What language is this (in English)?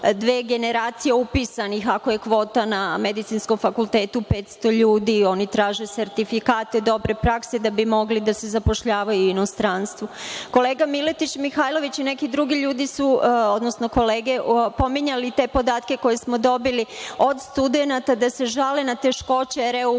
Serbian